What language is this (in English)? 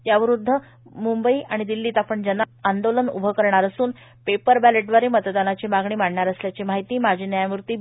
Marathi